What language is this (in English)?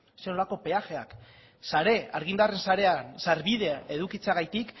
Basque